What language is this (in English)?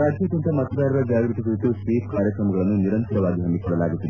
Kannada